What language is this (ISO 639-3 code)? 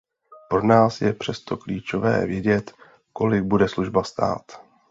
ces